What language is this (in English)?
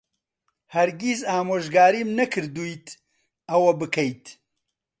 Central Kurdish